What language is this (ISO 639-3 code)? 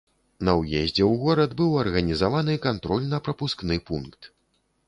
bel